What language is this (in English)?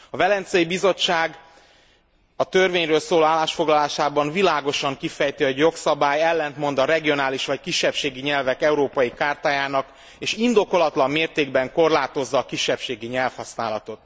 Hungarian